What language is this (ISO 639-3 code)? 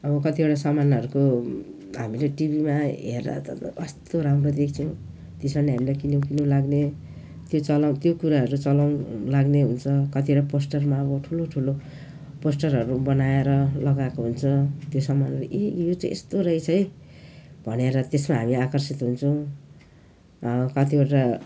nep